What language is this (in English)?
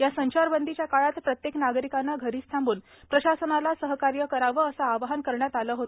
Marathi